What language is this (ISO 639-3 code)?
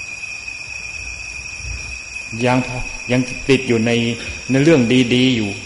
tha